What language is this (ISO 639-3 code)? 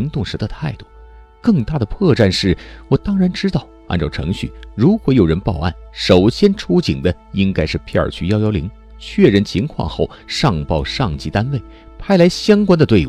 zho